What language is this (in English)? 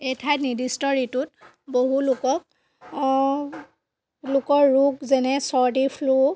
Assamese